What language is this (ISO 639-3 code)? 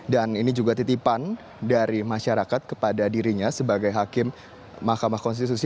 ind